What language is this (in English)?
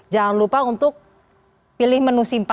Indonesian